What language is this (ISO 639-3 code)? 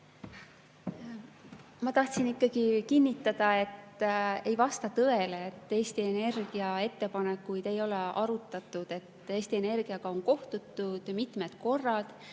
est